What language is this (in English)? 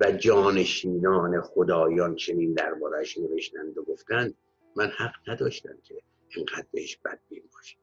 Persian